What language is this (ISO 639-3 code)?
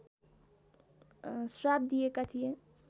nep